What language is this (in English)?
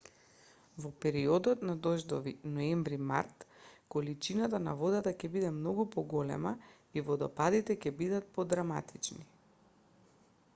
Macedonian